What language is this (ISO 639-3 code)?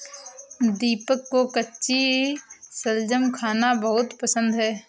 hin